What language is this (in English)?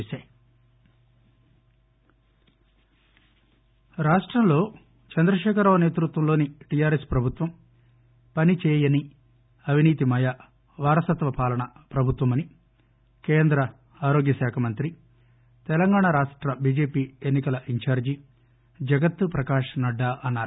Telugu